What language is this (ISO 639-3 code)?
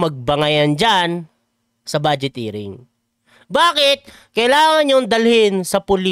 fil